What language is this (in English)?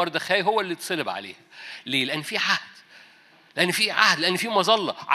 Arabic